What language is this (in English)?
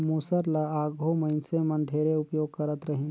Chhattisgarhi